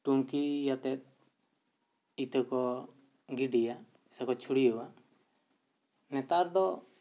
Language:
Santali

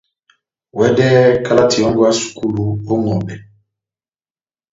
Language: Batanga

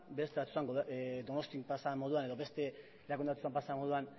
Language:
Basque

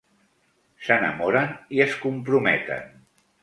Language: Catalan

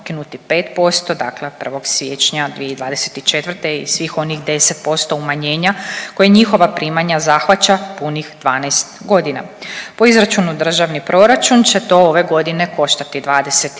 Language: Croatian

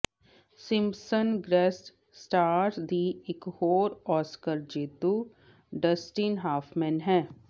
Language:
Punjabi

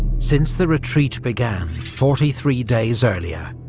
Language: English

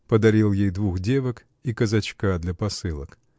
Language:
Russian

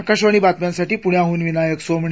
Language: Marathi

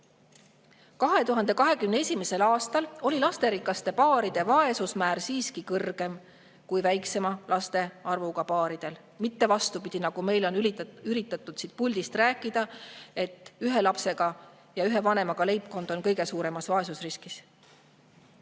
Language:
Estonian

